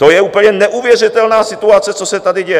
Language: Czech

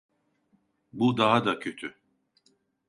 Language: Turkish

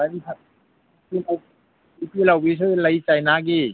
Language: Manipuri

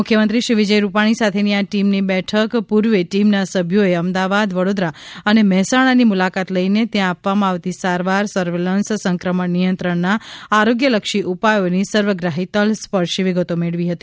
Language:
Gujarati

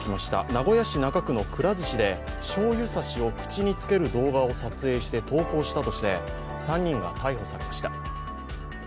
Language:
Japanese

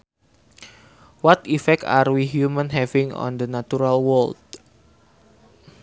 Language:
Sundanese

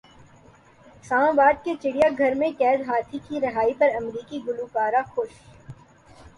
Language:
Urdu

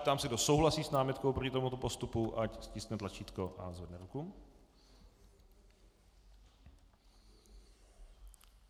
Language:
Czech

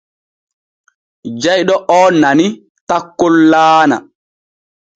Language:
Borgu Fulfulde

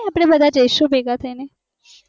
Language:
Gujarati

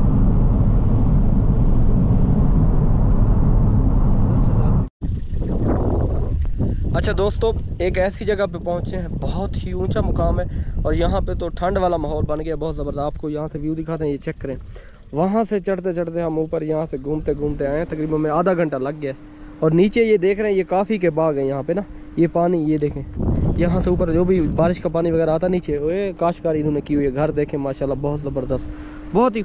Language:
Hindi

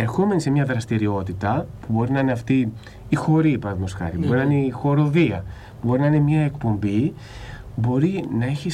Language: Greek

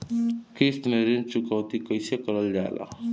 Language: Bhojpuri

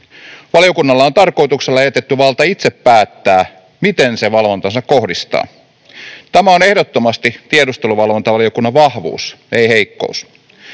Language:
Finnish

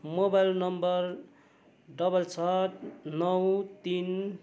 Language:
Nepali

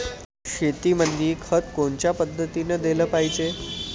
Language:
Marathi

